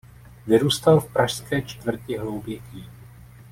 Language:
Czech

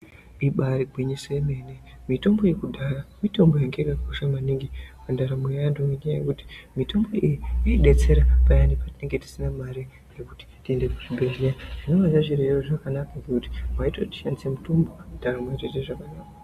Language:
Ndau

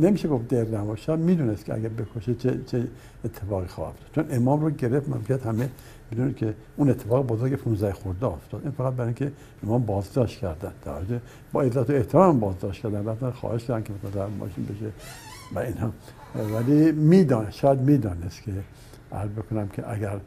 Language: Persian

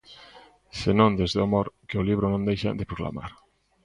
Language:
Galician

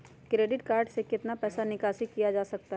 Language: Magahi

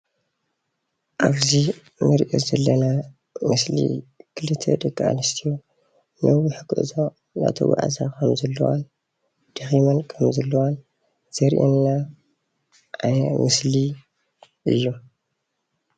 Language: Tigrinya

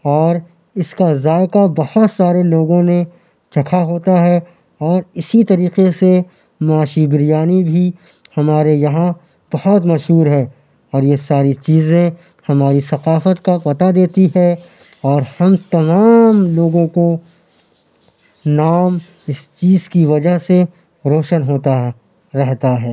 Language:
Urdu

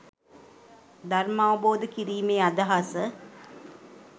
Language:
Sinhala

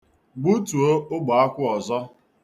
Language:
Igbo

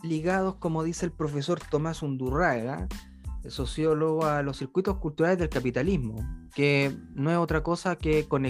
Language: Spanish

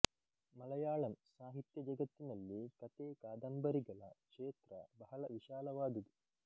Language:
Kannada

